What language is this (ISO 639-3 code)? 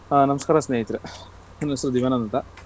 kan